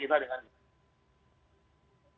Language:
Indonesian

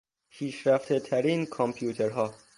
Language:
Persian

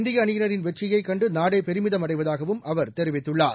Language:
Tamil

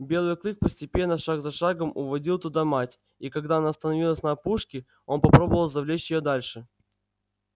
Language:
Russian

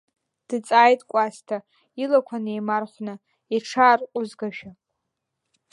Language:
Abkhazian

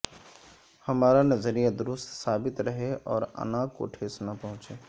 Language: Urdu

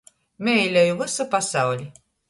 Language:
Latgalian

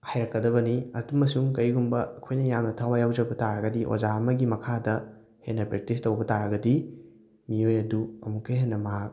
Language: Manipuri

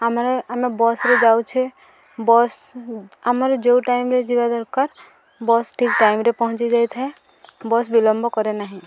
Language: Odia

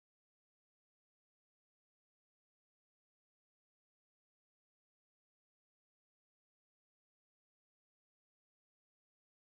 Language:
Polish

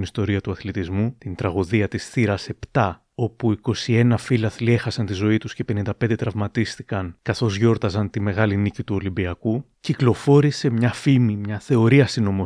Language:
Greek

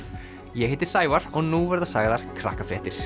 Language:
Icelandic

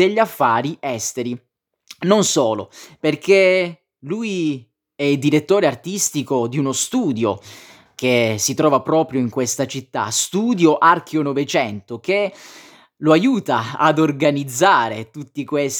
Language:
Italian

